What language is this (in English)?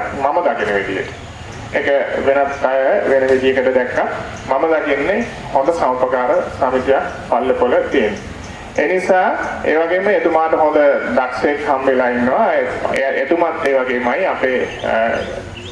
Indonesian